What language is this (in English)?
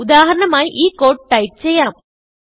Malayalam